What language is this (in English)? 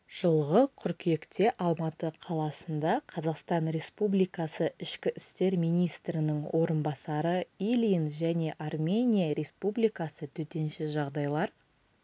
Kazakh